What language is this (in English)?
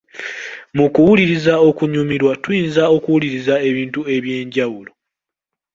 Ganda